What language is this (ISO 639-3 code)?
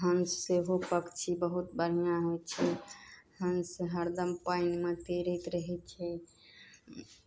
mai